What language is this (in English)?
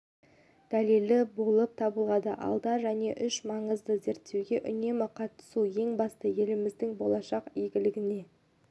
Kazakh